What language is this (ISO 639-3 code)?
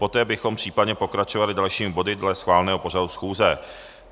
ces